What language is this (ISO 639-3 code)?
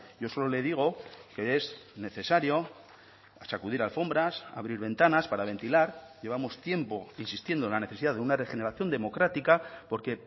spa